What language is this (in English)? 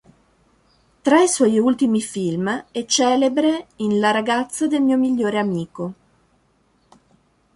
Italian